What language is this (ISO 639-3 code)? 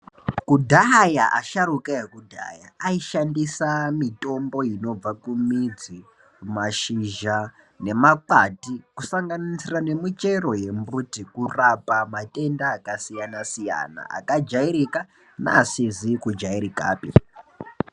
ndc